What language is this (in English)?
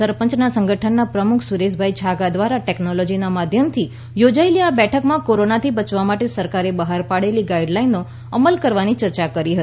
Gujarati